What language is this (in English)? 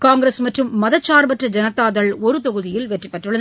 Tamil